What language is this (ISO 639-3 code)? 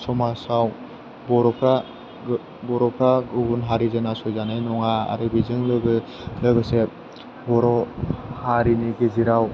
brx